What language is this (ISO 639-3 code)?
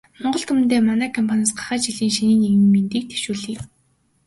mon